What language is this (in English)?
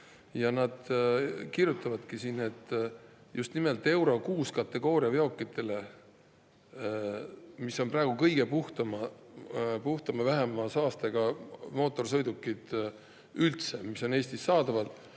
Estonian